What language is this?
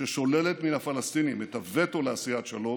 Hebrew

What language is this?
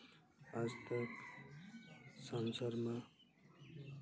Santali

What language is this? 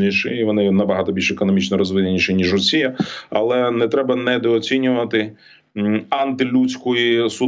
Ukrainian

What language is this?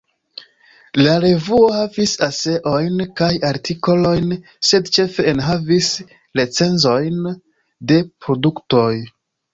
Esperanto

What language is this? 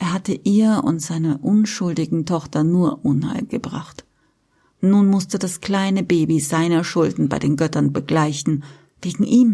German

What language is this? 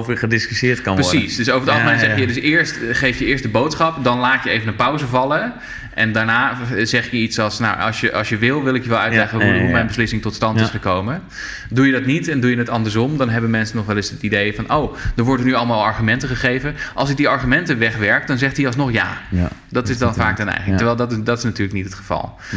Dutch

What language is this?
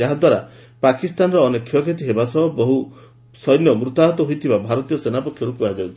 Odia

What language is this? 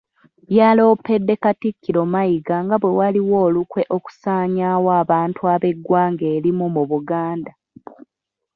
Ganda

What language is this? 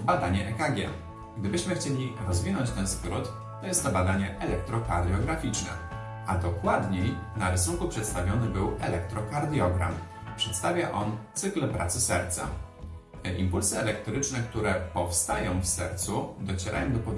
Polish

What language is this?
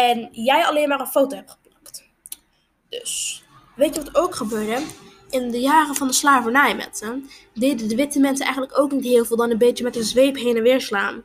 Dutch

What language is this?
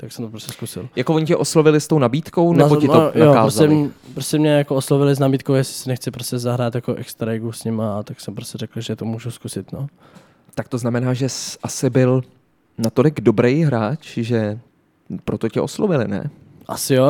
Czech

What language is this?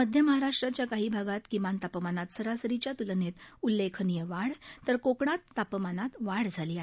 Marathi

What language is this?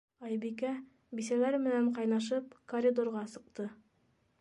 Bashkir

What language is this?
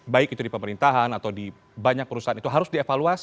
Indonesian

